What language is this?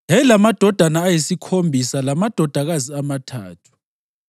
North Ndebele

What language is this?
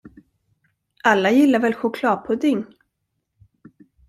Swedish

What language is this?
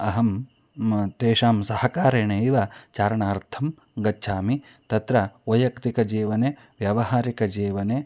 Sanskrit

